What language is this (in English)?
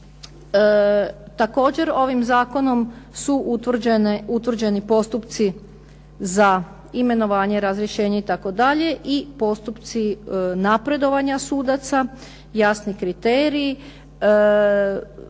Croatian